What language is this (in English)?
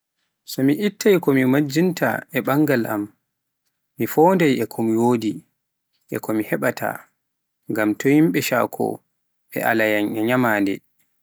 Pular